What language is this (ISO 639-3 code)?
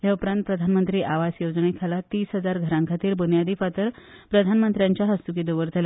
kok